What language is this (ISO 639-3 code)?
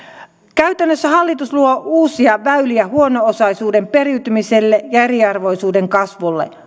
fin